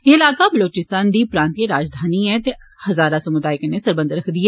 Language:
Dogri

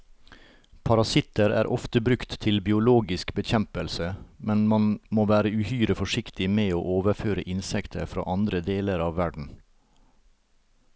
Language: Norwegian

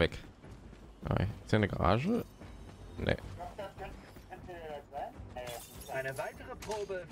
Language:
German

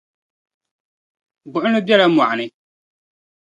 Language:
Dagbani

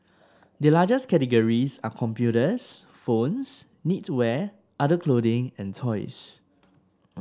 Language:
English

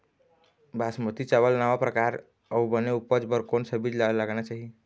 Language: Chhattisgarhi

